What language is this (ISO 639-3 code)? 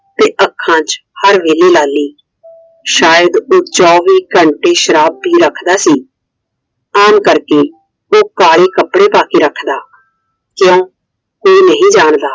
pan